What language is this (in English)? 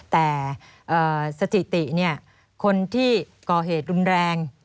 Thai